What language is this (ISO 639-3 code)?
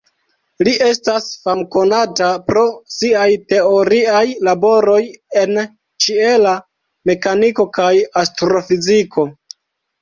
epo